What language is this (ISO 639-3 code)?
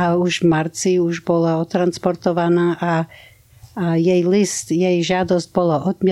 slk